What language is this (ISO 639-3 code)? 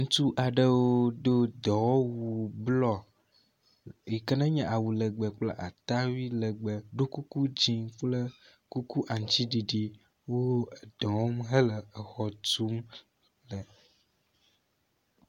ewe